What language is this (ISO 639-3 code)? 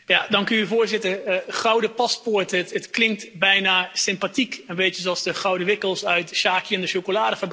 nld